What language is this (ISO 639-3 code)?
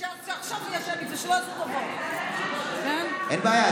heb